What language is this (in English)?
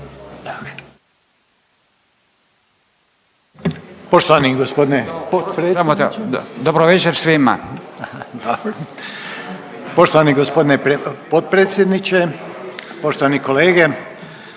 Croatian